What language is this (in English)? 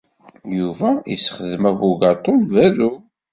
Kabyle